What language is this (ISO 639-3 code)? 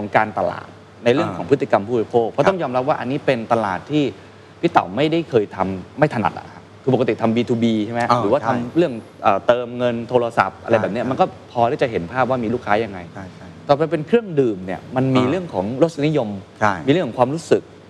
tha